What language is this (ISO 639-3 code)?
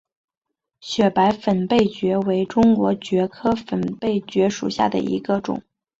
zho